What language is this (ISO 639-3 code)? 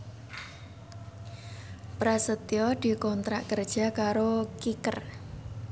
jav